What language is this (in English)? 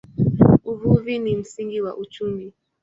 Swahili